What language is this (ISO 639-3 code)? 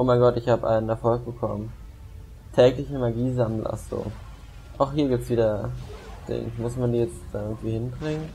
deu